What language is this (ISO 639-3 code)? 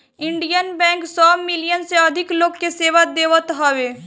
bho